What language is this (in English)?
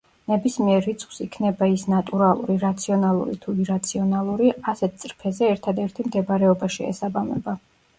Georgian